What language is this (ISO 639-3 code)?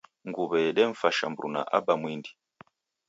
dav